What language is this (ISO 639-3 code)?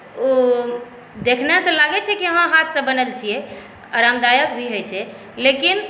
mai